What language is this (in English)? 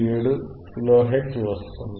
Telugu